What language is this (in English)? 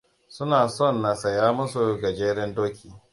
Hausa